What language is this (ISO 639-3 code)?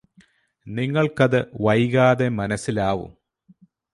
mal